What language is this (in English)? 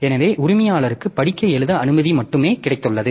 Tamil